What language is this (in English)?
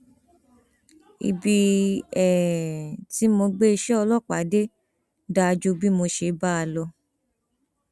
Yoruba